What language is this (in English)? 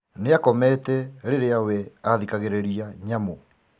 Kikuyu